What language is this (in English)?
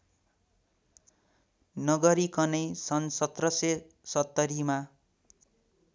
Nepali